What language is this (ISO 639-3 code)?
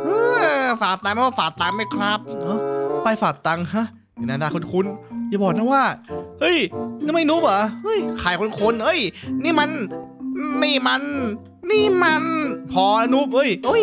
tha